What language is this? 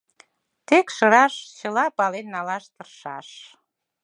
Mari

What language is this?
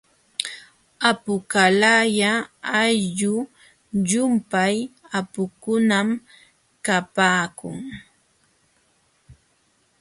Jauja Wanca Quechua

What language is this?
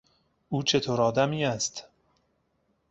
Persian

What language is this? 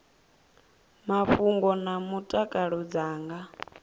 Venda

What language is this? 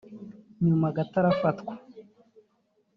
Kinyarwanda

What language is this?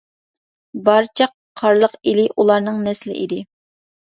Uyghur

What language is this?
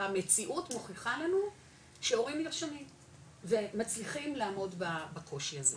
Hebrew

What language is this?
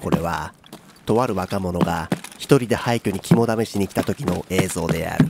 Japanese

